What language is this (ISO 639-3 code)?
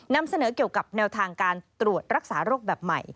tha